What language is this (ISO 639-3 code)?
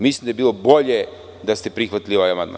srp